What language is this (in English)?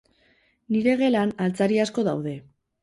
Basque